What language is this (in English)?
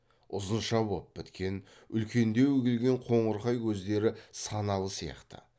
Kazakh